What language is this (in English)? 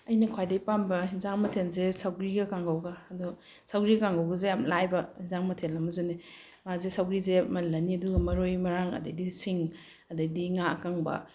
Manipuri